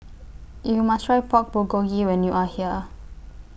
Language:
English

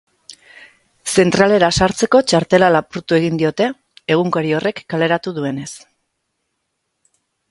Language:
Basque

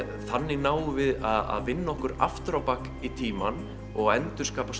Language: Icelandic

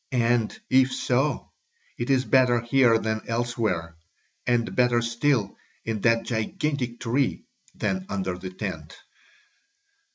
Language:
English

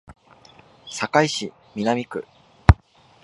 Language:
Japanese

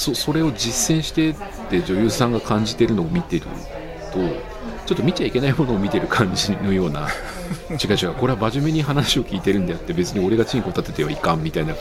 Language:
Japanese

